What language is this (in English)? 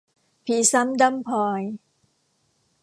Thai